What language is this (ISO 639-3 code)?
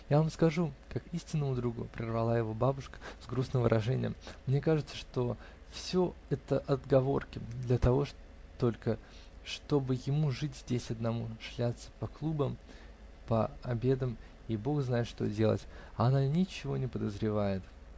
rus